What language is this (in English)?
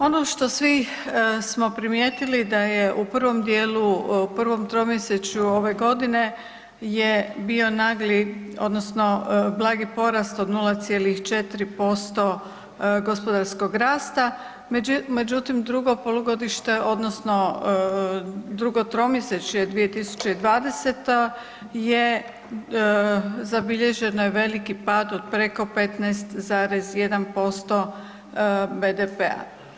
Croatian